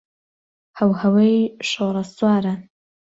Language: Central Kurdish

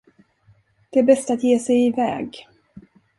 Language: Swedish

